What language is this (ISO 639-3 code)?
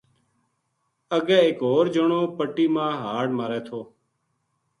gju